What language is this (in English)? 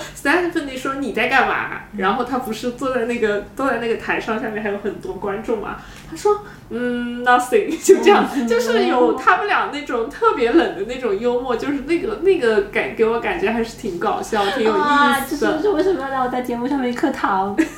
Chinese